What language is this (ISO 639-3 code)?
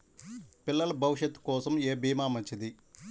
tel